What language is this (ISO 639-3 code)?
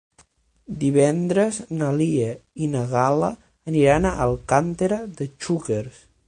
cat